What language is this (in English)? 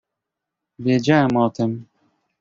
Polish